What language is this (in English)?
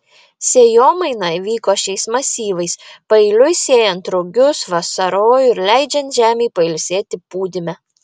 Lithuanian